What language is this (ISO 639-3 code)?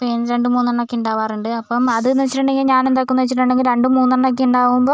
mal